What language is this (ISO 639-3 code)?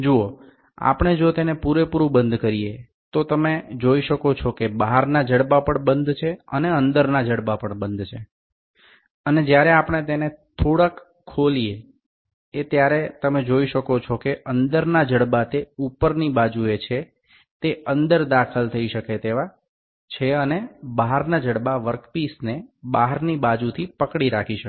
guj